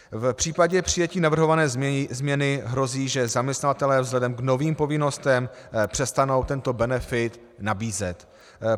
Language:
Czech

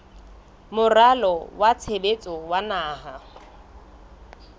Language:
Southern Sotho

